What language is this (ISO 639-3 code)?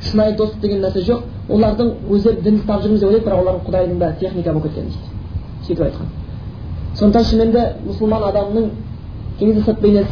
bul